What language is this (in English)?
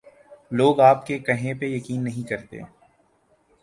Urdu